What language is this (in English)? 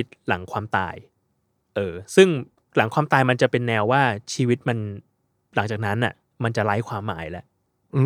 Thai